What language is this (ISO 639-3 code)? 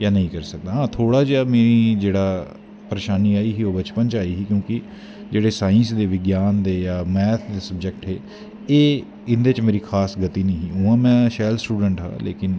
doi